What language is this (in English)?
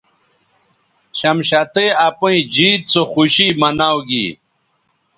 Bateri